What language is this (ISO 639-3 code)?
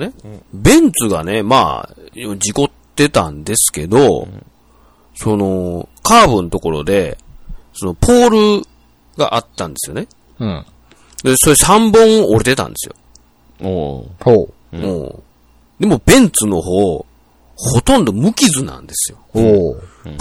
jpn